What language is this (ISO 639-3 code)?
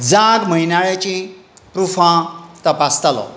kok